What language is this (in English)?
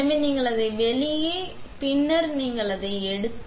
Tamil